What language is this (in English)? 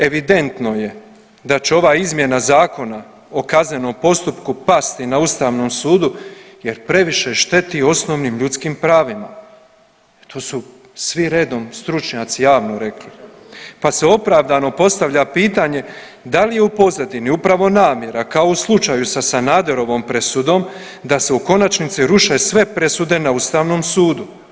Croatian